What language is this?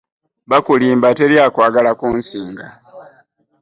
Ganda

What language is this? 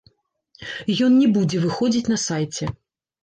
Belarusian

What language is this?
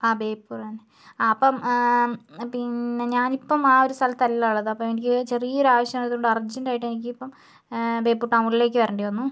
Malayalam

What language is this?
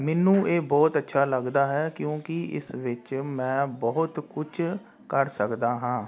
Punjabi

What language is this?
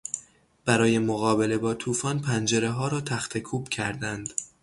Persian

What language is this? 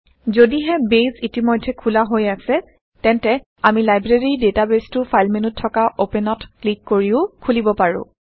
Assamese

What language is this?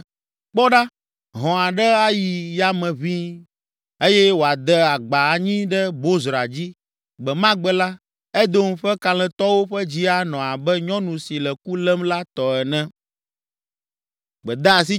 Ewe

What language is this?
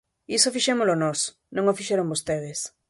Galician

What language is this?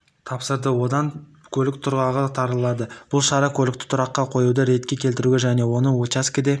Kazakh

